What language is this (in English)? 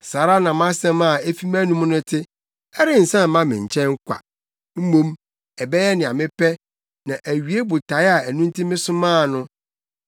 Akan